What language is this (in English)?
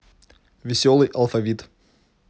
Russian